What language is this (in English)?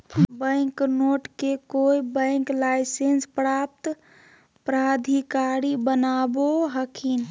Magahi